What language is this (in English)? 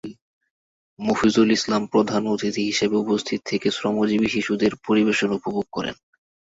Bangla